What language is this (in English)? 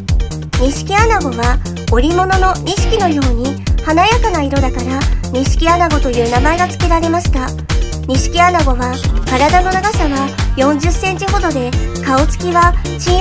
Japanese